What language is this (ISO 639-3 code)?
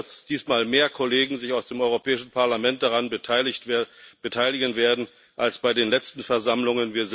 deu